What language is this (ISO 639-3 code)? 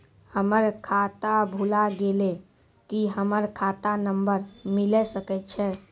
mai